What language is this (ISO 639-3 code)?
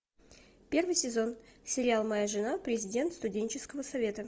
rus